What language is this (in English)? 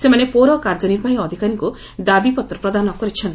Odia